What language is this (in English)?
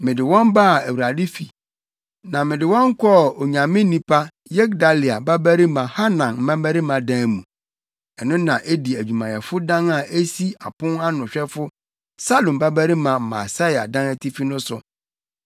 Akan